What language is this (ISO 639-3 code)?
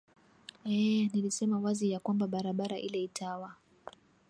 swa